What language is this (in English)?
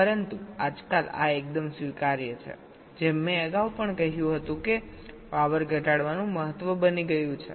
Gujarati